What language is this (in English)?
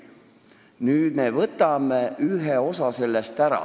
Estonian